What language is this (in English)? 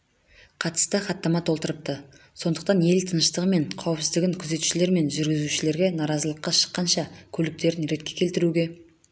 Kazakh